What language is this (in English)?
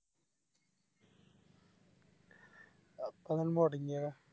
Malayalam